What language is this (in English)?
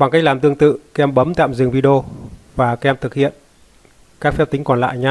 Vietnamese